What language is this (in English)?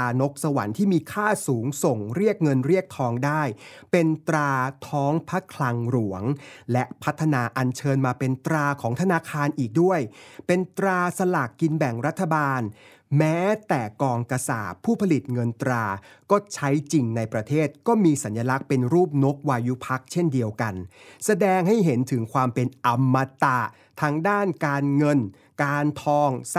Thai